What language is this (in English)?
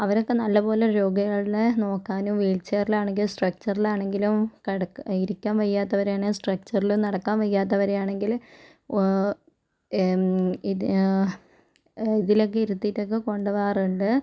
Malayalam